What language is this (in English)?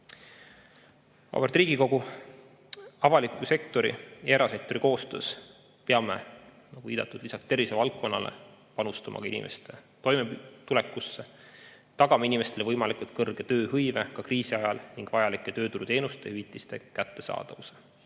Estonian